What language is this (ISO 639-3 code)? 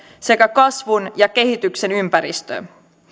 fin